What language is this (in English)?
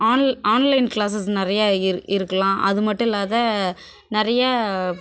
Tamil